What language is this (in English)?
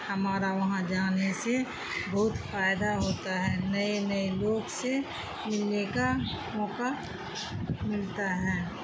Urdu